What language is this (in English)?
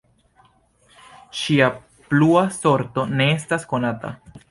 Esperanto